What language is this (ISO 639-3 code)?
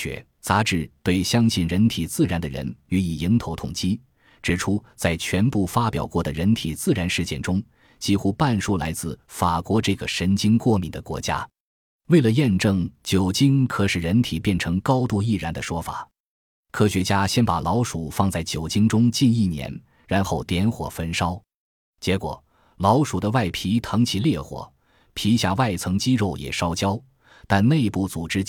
zho